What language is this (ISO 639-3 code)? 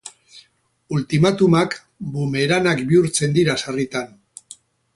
eus